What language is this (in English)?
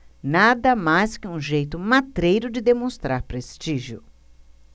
Portuguese